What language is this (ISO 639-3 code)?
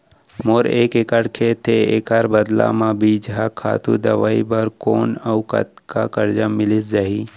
hne